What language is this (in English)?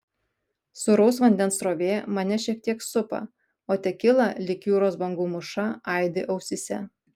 Lithuanian